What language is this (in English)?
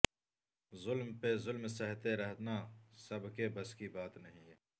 Urdu